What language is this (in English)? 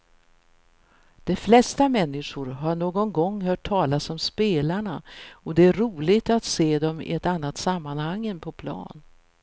Swedish